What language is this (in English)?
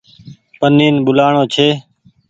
Goaria